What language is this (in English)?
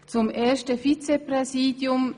Swiss German